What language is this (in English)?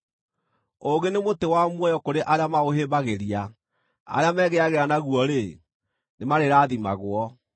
Kikuyu